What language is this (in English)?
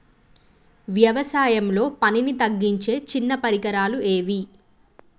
Telugu